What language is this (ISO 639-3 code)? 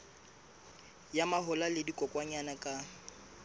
sot